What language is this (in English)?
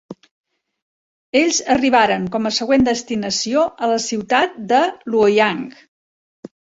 Catalan